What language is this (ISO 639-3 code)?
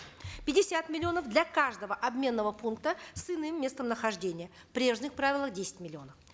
kaz